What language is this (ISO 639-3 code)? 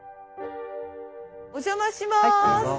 jpn